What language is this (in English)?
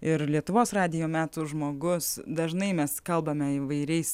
Lithuanian